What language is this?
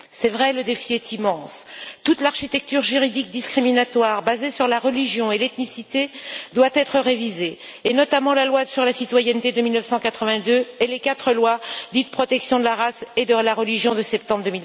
French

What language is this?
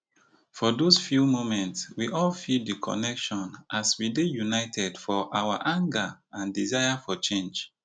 Nigerian Pidgin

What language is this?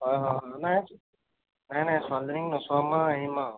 Assamese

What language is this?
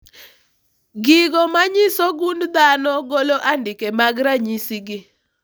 Luo (Kenya and Tanzania)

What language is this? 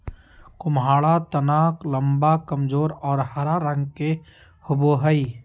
Magahi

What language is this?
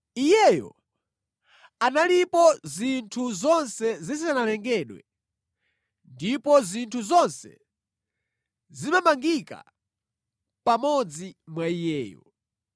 Nyanja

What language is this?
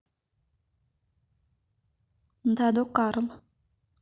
Russian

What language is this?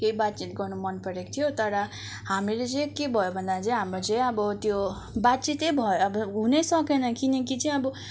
Nepali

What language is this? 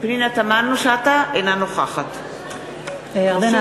Hebrew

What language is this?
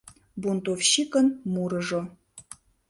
Mari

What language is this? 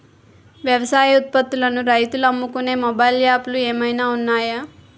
Telugu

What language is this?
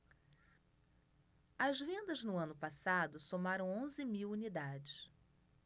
Portuguese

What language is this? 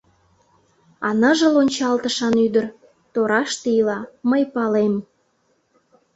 Mari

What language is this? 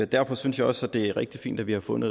Danish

